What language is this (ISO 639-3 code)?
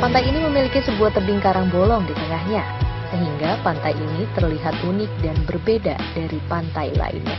ind